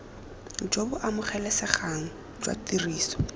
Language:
Tswana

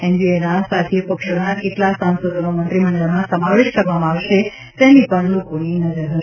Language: Gujarati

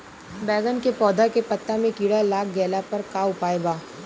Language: Bhojpuri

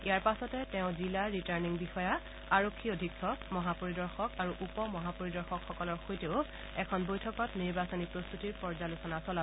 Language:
Assamese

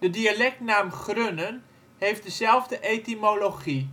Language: Dutch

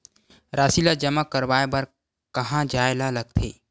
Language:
Chhattisgarhi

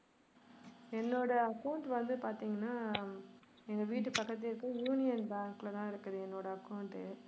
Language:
Tamil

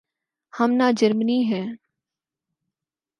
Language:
Urdu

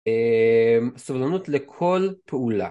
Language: Hebrew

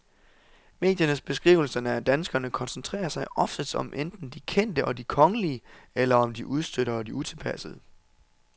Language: Danish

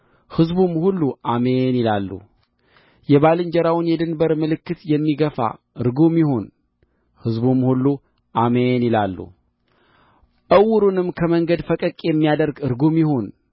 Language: Amharic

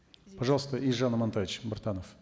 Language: Kazakh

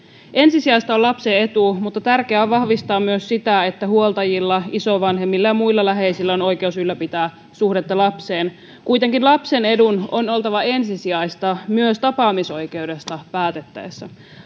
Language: Finnish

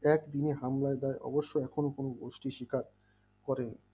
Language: Bangla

